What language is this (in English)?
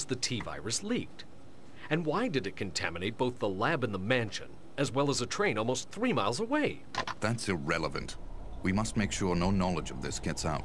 German